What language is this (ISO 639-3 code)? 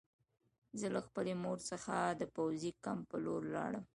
pus